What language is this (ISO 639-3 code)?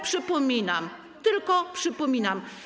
pol